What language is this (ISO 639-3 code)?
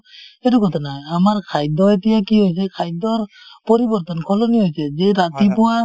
asm